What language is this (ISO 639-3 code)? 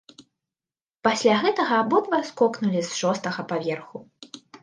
bel